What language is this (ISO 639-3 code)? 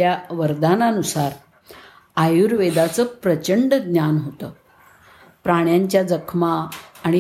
mar